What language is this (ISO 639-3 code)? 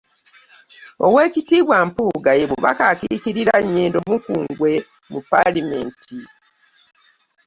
lug